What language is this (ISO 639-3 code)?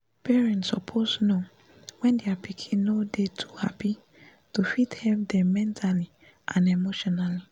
pcm